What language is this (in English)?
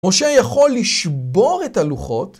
Hebrew